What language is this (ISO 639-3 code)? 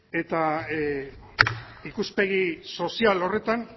eus